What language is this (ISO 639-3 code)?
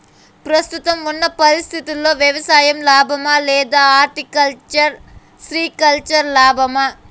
tel